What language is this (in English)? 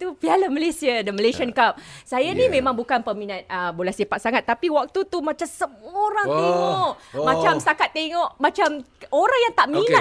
Malay